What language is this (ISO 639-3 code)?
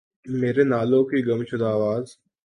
urd